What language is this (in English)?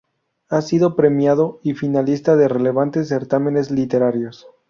Spanish